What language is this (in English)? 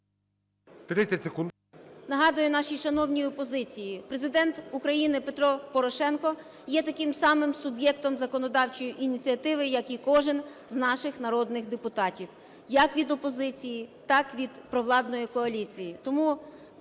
Ukrainian